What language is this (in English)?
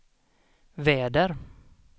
Swedish